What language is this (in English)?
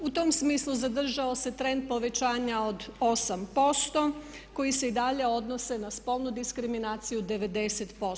Croatian